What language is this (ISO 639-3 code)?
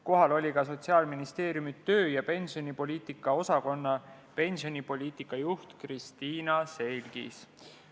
est